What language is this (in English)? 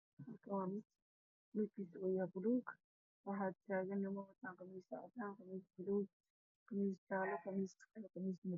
Somali